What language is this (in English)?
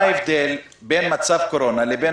Hebrew